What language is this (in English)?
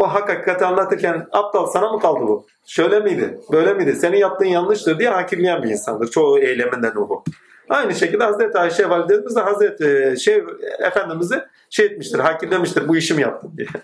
Turkish